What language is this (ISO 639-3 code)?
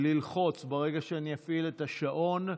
heb